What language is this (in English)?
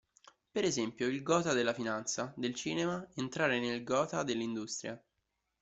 Italian